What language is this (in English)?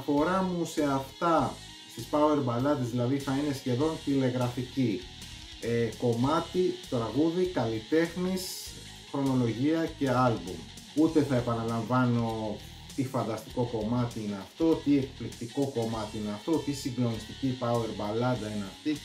Greek